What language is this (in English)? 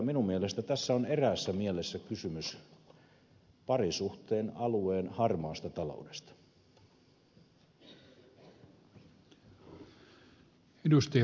Finnish